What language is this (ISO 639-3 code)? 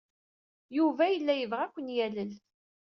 kab